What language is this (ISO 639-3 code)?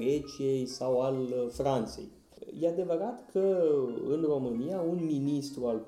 ron